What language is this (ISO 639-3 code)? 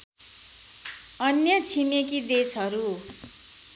nep